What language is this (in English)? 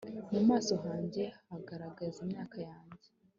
Kinyarwanda